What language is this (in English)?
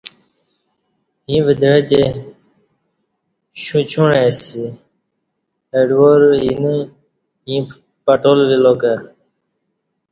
Kati